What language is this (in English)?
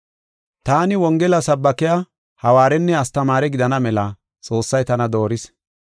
Gofa